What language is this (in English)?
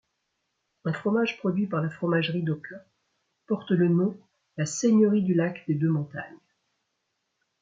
French